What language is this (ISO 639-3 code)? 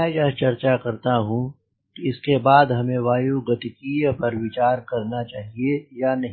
hin